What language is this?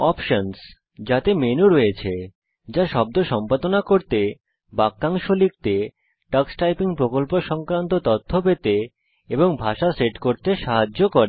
Bangla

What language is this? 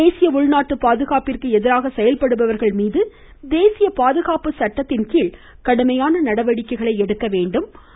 Tamil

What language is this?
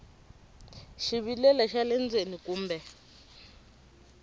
Tsonga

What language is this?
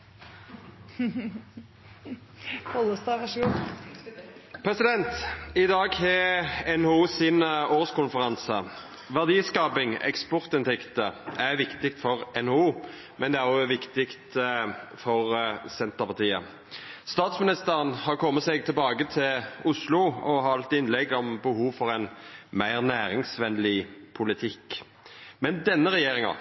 Norwegian Nynorsk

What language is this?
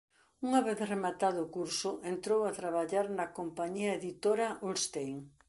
Galician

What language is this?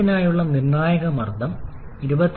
Malayalam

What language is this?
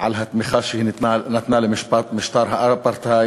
Hebrew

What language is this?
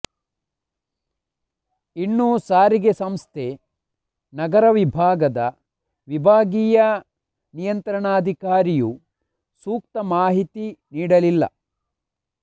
Kannada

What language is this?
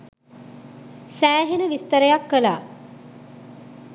Sinhala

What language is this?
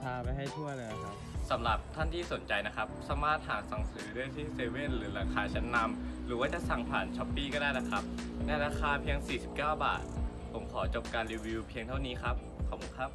Thai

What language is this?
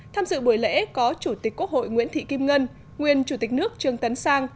Vietnamese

